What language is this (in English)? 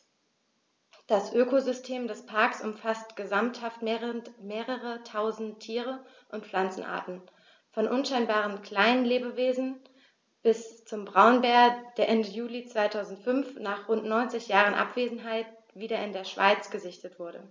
German